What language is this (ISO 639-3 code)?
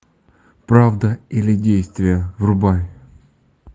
rus